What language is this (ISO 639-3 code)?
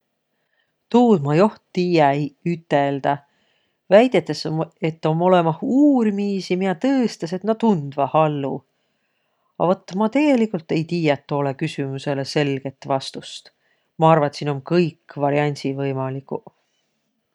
vro